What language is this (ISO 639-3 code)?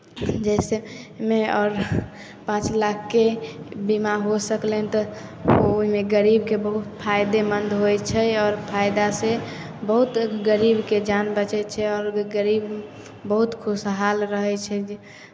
mai